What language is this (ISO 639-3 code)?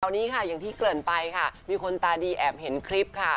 tha